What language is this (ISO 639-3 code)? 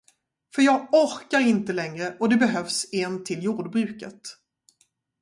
swe